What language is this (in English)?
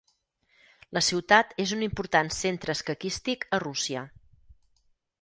Catalan